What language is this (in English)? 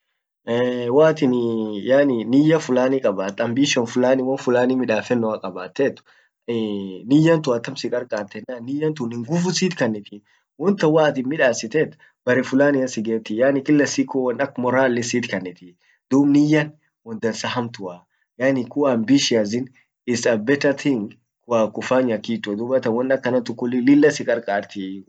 Orma